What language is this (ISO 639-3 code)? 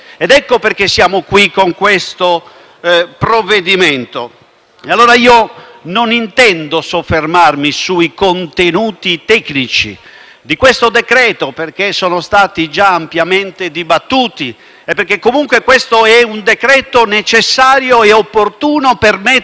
ita